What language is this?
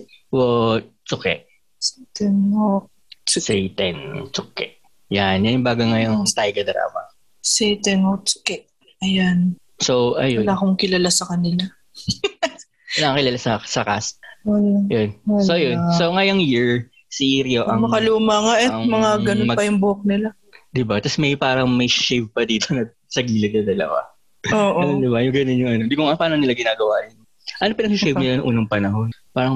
Filipino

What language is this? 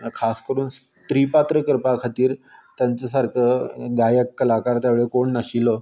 Konkani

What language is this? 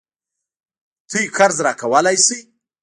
Pashto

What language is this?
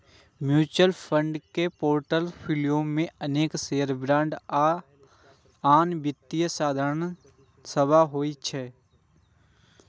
Maithili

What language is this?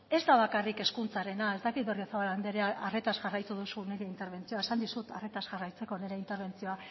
Basque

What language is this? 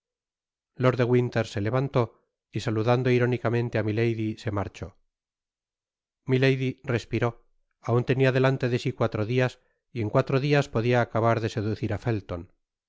Spanish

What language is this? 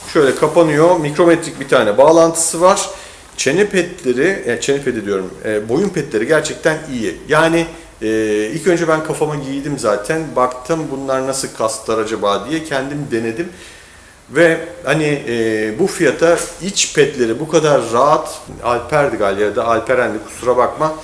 Turkish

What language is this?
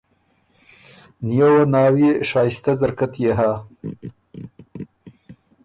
Ormuri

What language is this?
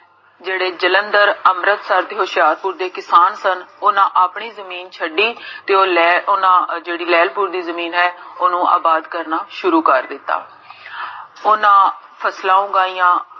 Punjabi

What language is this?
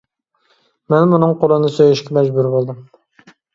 Uyghur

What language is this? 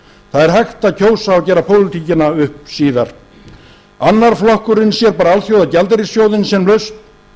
Icelandic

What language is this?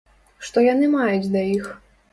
Belarusian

